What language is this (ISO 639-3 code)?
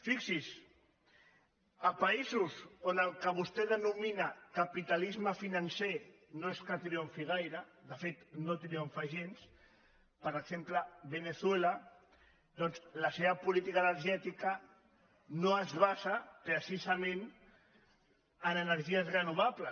cat